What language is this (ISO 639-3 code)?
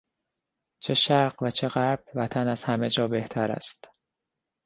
fas